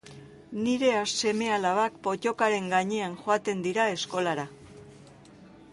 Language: Basque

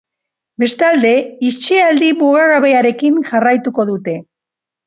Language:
Basque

